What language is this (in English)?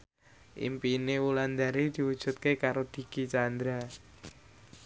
Javanese